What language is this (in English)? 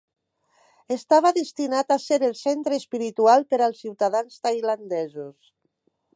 Catalan